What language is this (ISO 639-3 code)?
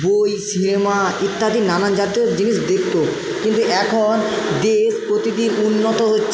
ben